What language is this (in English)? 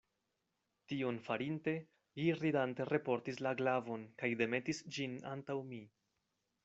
Esperanto